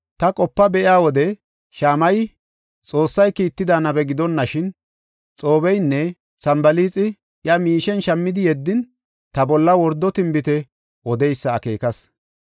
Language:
Gofa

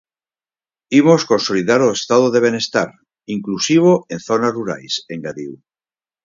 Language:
Galician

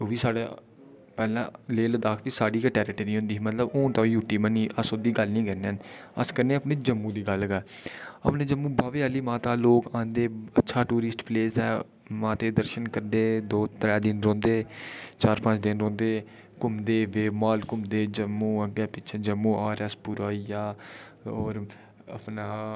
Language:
Dogri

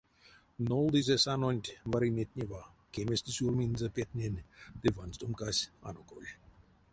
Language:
Erzya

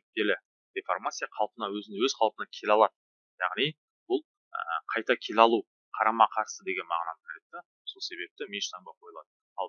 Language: Turkish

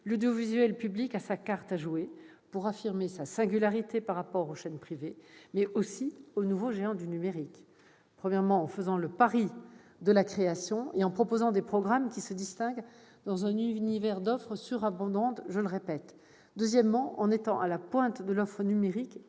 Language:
French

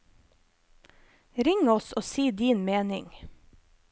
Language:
Norwegian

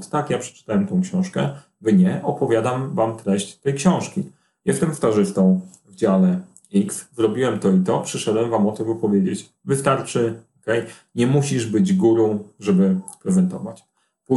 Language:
Polish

